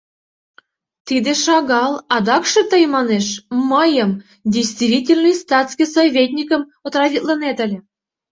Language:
Mari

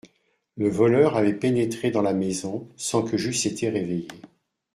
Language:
French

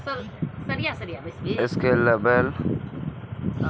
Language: Maithili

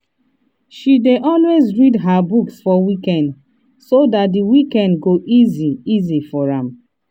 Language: Nigerian Pidgin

